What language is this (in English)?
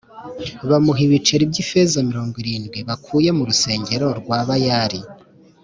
Kinyarwanda